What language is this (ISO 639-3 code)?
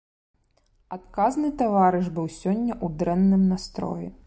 bel